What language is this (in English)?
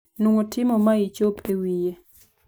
Luo (Kenya and Tanzania)